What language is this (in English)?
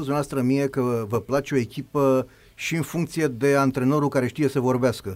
Romanian